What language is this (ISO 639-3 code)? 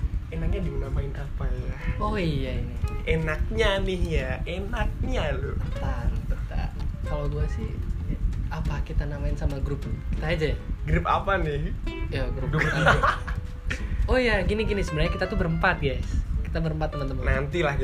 ind